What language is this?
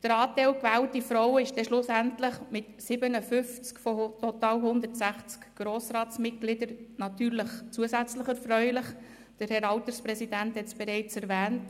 Swiss German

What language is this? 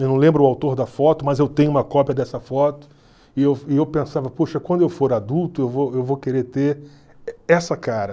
Portuguese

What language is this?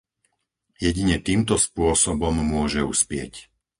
Slovak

